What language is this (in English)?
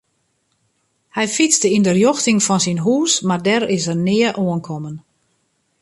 Western Frisian